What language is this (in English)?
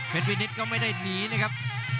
Thai